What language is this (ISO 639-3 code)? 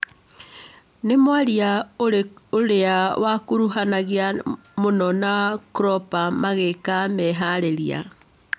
kik